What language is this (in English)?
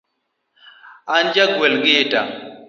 Luo (Kenya and Tanzania)